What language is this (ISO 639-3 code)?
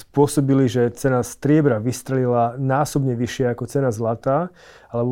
slk